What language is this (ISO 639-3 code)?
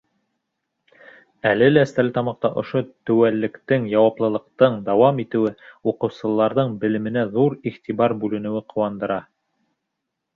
bak